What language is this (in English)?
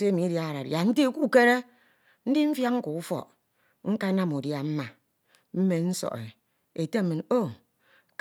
Ito